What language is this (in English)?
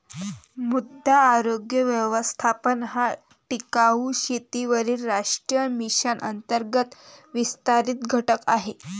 Marathi